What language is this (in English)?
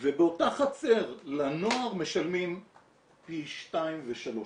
Hebrew